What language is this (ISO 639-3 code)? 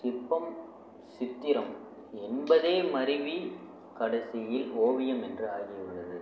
tam